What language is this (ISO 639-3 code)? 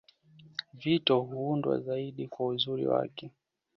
swa